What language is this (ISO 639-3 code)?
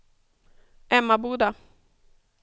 swe